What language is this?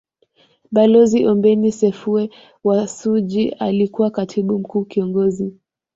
Swahili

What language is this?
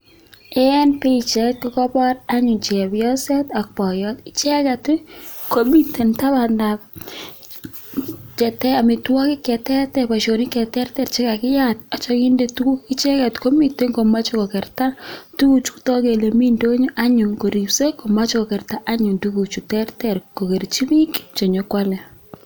Kalenjin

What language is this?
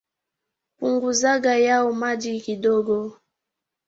Swahili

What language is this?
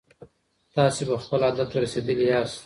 Pashto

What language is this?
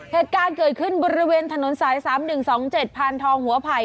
Thai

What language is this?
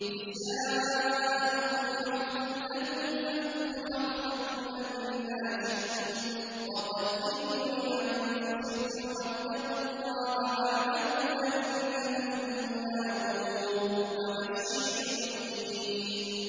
Arabic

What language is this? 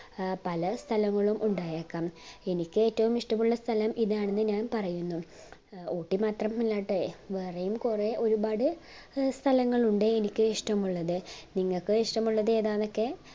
Malayalam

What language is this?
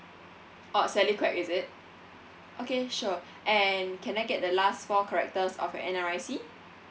English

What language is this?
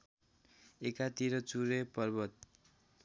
Nepali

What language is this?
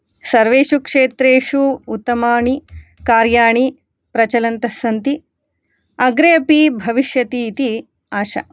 Sanskrit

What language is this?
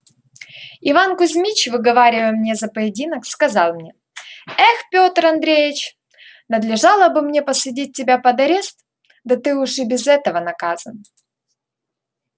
Russian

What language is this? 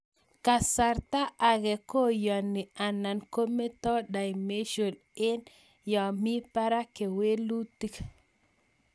Kalenjin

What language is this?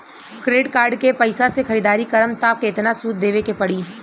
Bhojpuri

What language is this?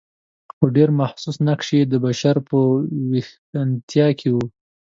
Pashto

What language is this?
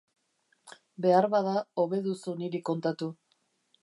Basque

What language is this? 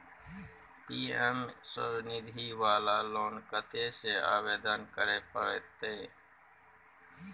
Maithili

